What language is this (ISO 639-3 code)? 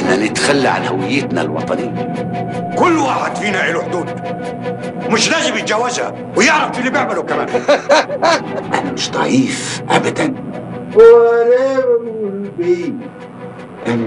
ara